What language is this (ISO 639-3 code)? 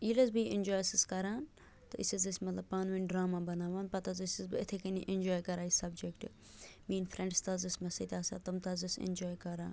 kas